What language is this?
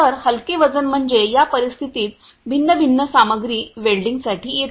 Marathi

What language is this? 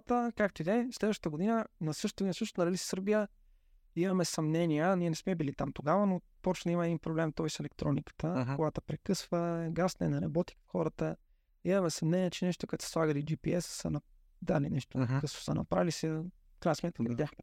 Bulgarian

